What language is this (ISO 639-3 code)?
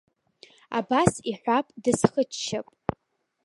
abk